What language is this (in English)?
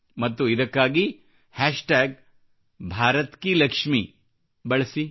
Kannada